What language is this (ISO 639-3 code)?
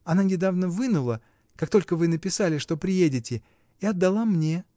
rus